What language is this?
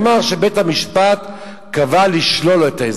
Hebrew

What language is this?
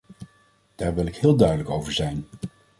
Dutch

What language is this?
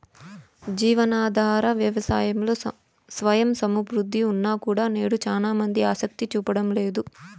Telugu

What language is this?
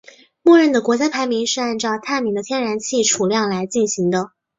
Chinese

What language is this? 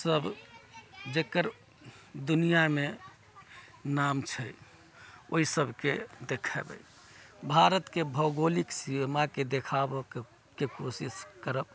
Maithili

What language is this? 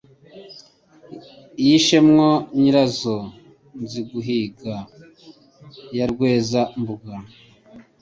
Kinyarwanda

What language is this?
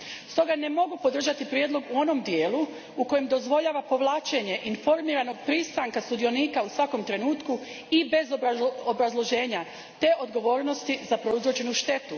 Croatian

